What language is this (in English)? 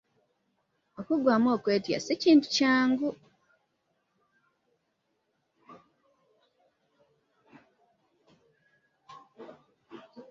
Ganda